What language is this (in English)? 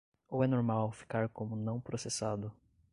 Portuguese